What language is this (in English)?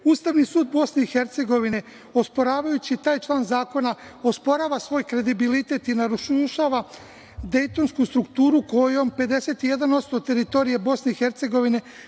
Serbian